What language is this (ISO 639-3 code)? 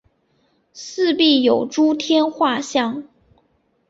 zho